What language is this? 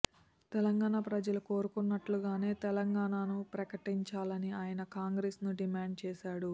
Telugu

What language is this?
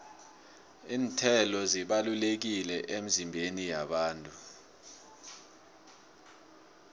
South Ndebele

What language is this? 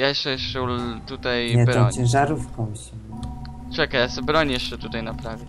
Polish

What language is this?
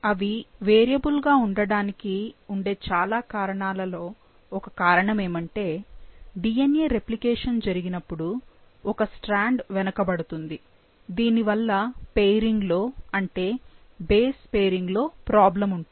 Telugu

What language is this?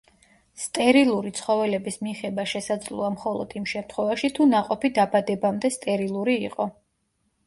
Georgian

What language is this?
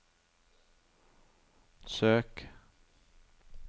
Norwegian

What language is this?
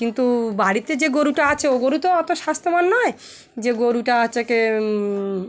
Bangla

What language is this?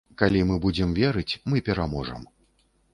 Belarusian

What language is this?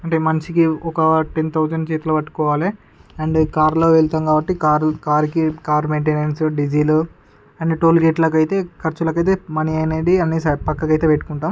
Telugu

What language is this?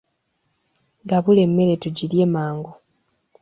Ganda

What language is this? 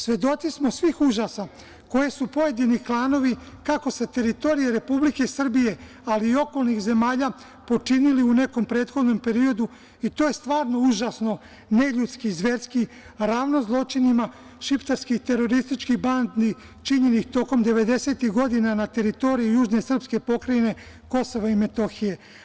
Serbian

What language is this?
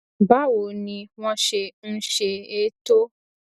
Yoruba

